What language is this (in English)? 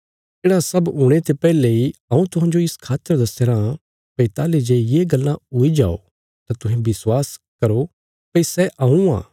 Bilaspuri